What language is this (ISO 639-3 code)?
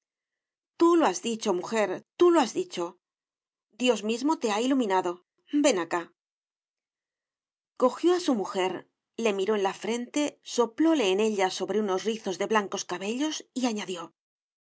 spa